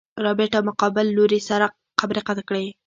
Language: Pashto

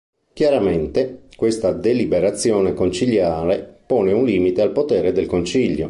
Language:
Italian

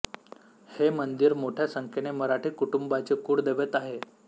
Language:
Marathi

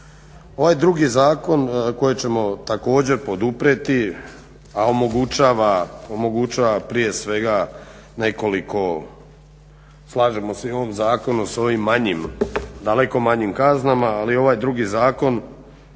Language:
Croatian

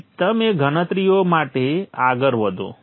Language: Gujarati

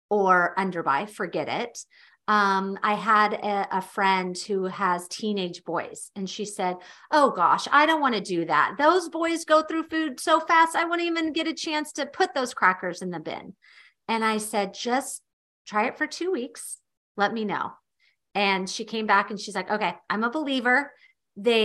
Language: English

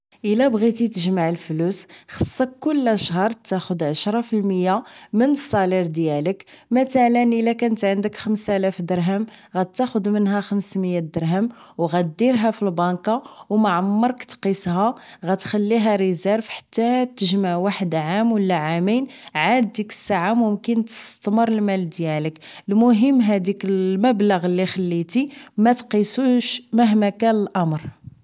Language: Moroccan Arabic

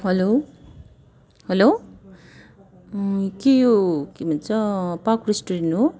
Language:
Nepali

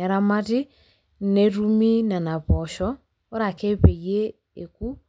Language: Masai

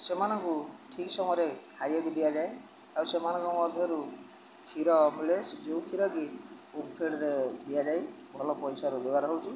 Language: Odia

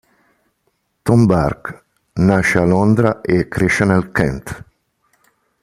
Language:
Italian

